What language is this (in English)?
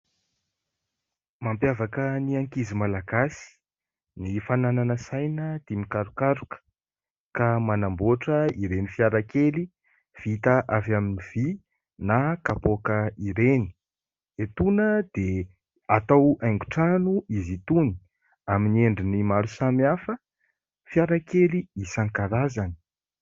Malagasy